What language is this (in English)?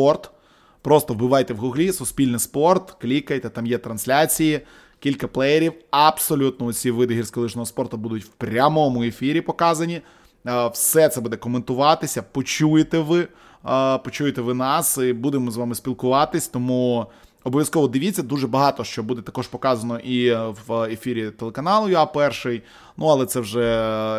Ukrainian